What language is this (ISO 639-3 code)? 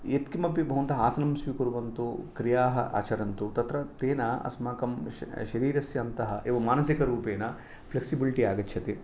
san